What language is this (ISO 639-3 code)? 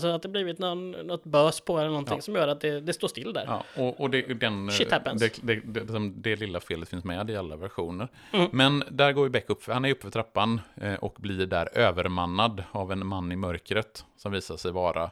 swe